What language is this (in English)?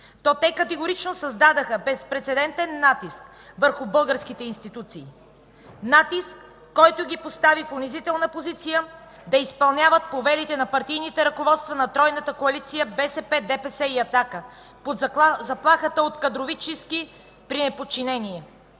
Bulgarian